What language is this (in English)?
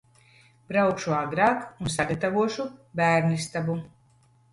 Latvian